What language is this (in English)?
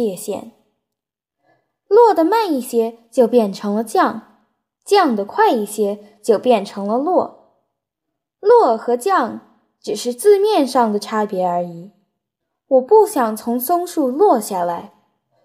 Chinese